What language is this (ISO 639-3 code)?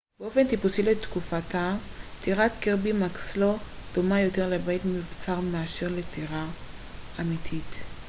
heb